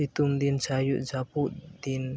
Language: Santali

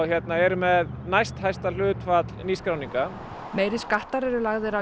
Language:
Icelandic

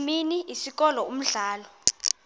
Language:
Xhosa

